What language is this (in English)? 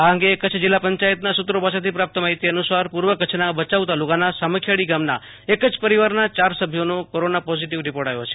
Gujarati